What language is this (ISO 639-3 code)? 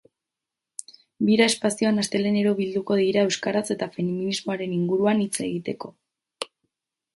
eus